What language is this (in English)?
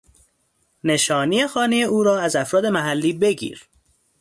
Persian